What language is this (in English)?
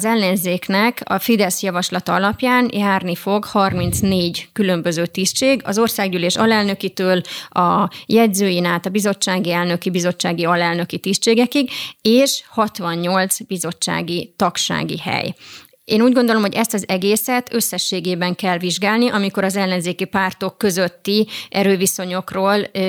Hungarian